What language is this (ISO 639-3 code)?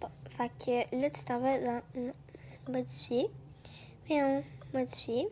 fra